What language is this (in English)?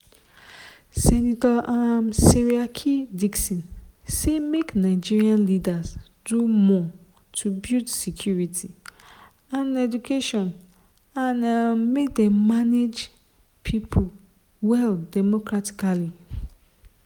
Nigerian Pidgin